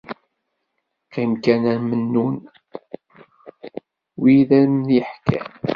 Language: Kabyle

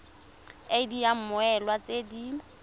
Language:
Tswana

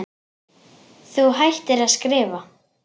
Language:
Icelandic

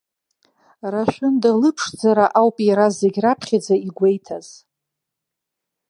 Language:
Abkhazian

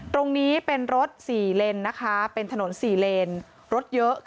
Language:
Thai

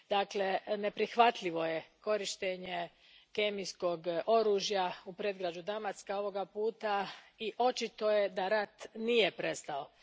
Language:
Croatian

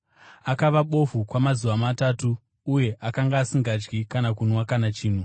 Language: Shona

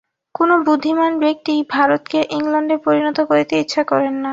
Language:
Bangla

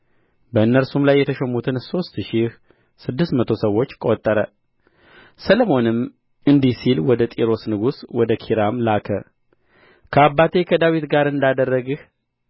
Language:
Amharic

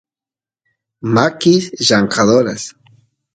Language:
Santiago del Estero Quichua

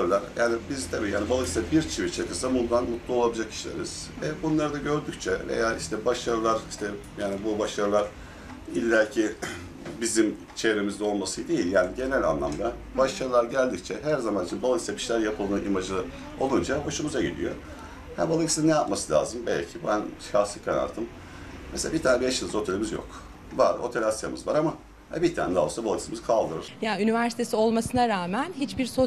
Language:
Turkish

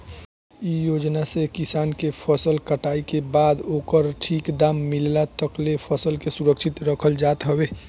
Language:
Bhojpuri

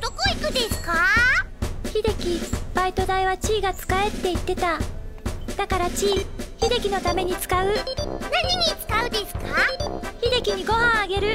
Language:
Japanese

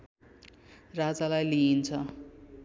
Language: Nepali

